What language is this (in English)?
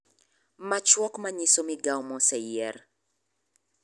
Luo (Kenya and Tanzania)